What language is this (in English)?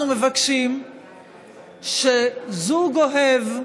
Hebrew